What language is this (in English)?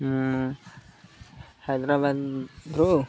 Odia